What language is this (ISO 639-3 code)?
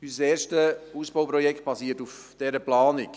gsw